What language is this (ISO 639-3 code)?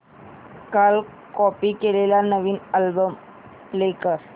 mar